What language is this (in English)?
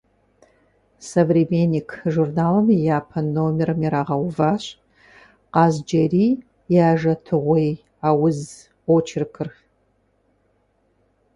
Kabardian